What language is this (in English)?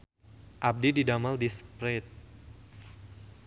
Sundanese